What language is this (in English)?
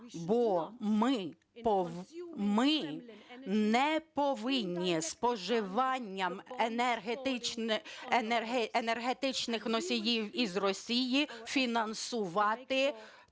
Ukrainian